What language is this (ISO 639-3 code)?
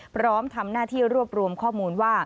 tha